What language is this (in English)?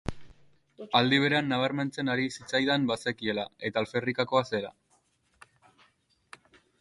Basque